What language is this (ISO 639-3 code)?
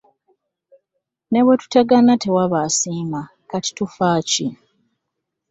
lug